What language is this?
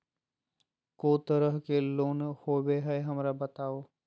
Magahi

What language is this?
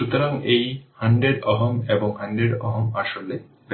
Bangla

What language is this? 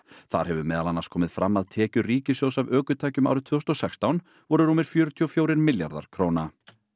Icelandic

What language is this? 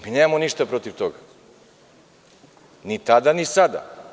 Serbian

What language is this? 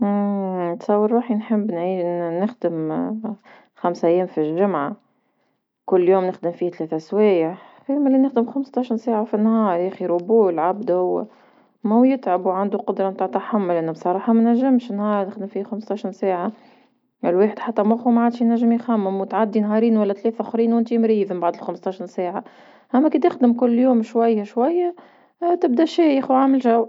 Tunisian Arabic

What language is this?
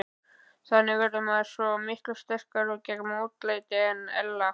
Icelandic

